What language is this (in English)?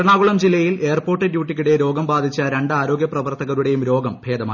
Malayalam